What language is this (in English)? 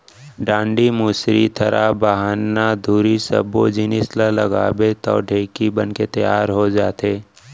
Chhattisgarhi